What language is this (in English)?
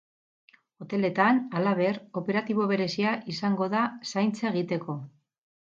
Basque